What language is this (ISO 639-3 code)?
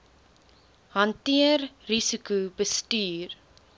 afr